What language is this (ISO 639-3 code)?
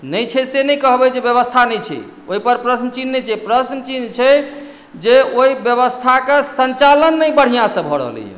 mai